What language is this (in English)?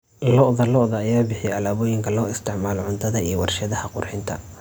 Somali